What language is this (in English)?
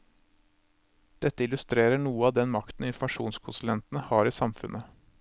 Norwegian